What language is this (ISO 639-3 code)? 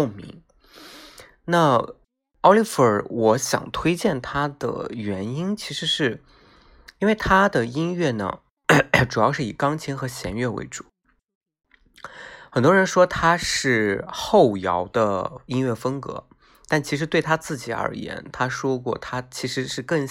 zho